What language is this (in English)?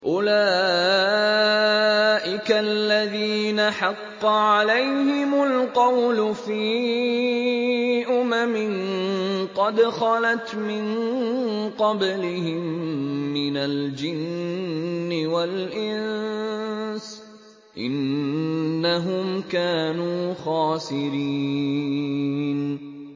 Arabic